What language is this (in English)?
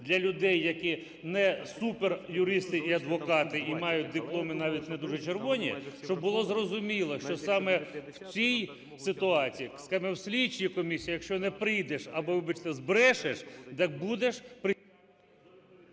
Ukrainian